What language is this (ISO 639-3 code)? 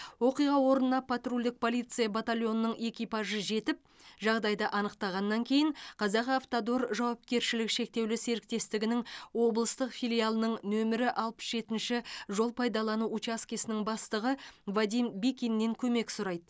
kaz